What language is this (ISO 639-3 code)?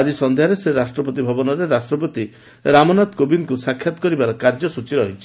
ori